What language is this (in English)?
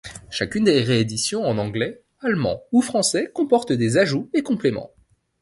French